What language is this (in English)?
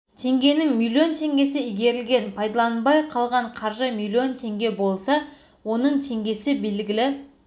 Kazakh